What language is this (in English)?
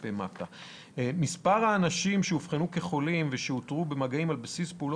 Hebrew